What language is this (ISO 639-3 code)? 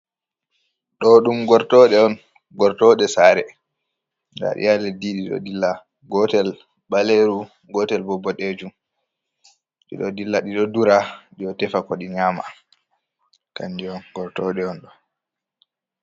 ful